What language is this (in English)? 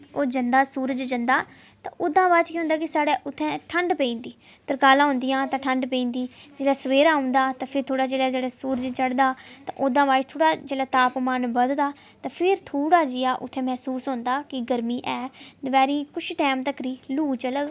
Dogri